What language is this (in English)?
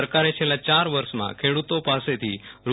Gujarati